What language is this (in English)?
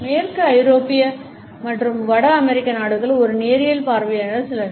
Tamil